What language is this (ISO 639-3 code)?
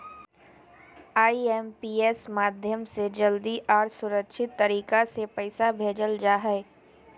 mag